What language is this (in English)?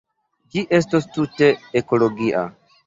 Esperanto